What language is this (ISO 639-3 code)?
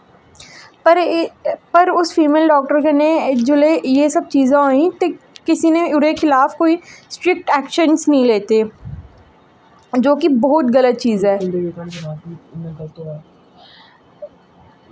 doi